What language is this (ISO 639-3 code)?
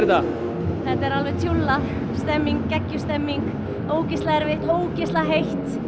isl